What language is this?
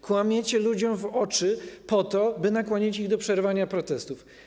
Polish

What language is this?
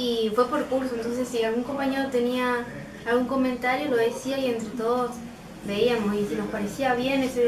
Spanish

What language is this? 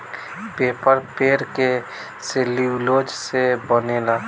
Bhojpuri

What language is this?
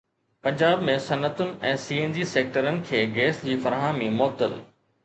Sindhi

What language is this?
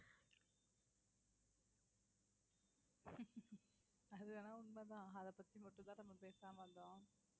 Tamil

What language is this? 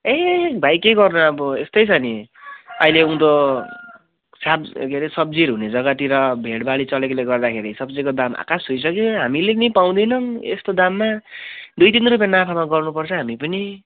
Nepali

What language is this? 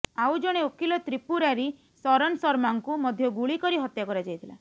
Odia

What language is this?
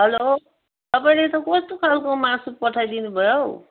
Nepali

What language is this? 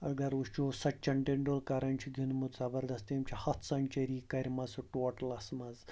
Kashmiri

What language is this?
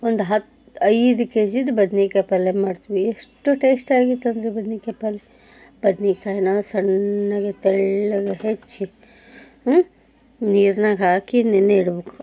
Kannada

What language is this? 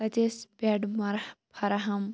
Kashmiri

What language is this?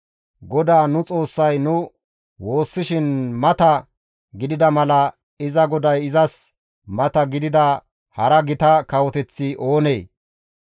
Gamo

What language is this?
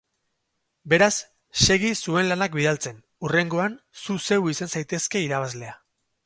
Basque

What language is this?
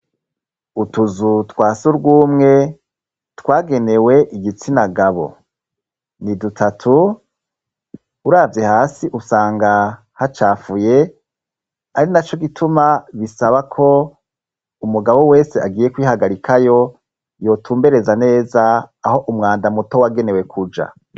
Rundi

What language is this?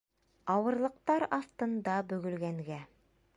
Bashkir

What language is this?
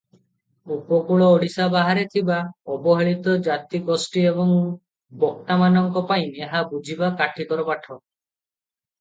Odia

